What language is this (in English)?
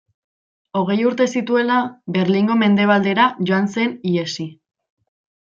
Basque